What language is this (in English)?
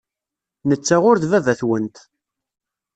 Kabyle